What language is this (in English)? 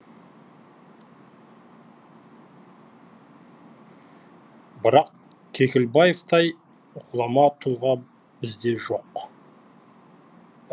Kazakh